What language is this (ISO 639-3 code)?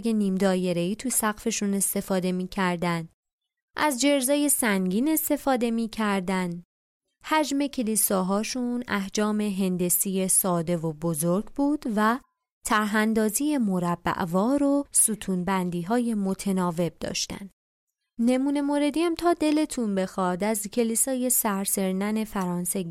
fas